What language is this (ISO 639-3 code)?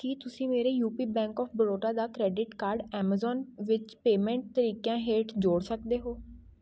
pan